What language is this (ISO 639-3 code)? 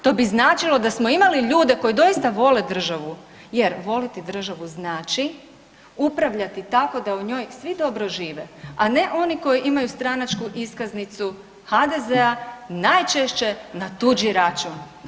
hrv